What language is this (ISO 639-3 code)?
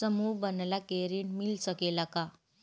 bho